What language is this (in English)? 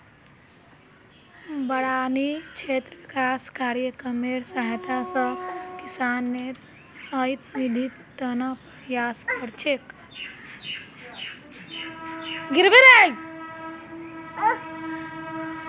Magahi